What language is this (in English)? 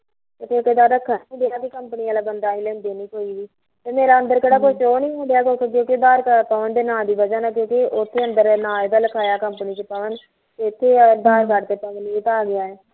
Punjabi